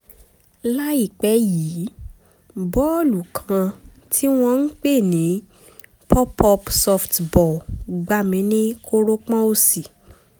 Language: Yoruba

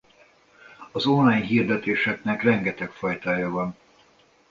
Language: Hungarian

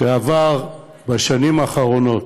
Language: Hebrew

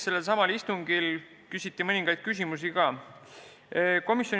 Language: Estonian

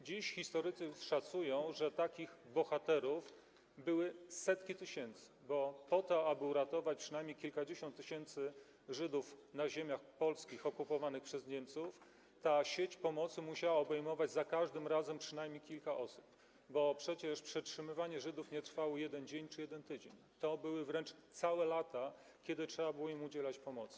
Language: Polish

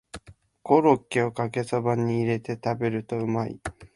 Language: Japanese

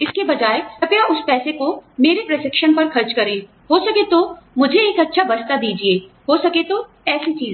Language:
Hindi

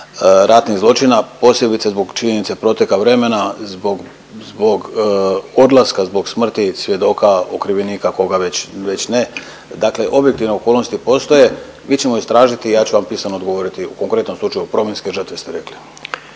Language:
Croatian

